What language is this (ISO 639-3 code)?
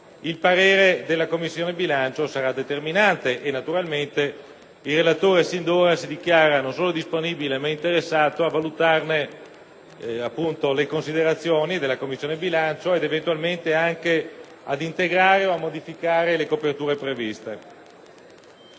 ita